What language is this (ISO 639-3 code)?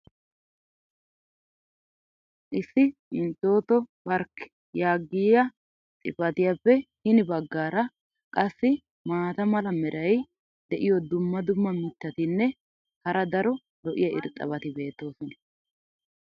wal